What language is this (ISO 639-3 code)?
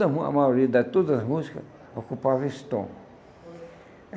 por